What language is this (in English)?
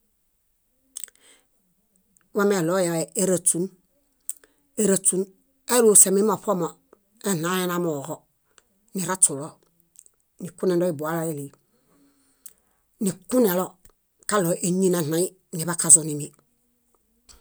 Bayot